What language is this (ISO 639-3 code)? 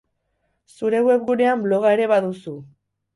eus